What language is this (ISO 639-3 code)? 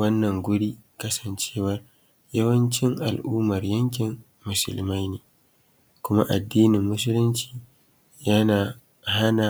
hau